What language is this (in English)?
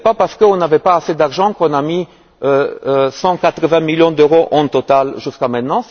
French